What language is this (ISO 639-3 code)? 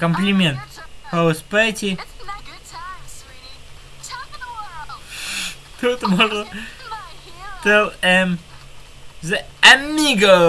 rus